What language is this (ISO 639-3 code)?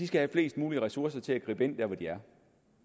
dan